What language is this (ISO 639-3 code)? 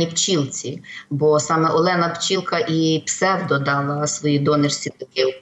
ukr